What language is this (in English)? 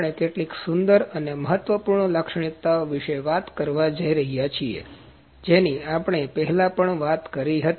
Gujarati